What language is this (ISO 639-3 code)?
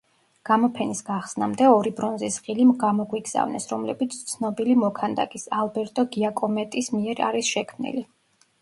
kat